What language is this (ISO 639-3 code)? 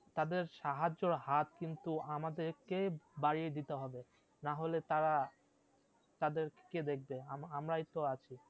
ben